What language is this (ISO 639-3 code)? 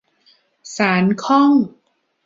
tha